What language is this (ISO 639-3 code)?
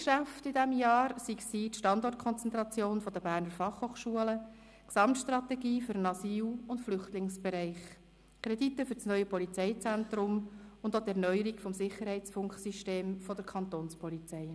gsw